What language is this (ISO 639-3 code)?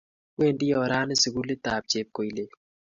kln